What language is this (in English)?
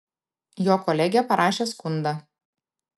Lithuanian